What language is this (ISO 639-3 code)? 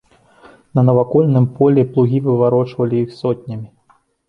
bel